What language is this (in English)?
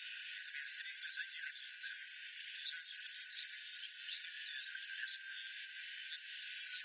Korean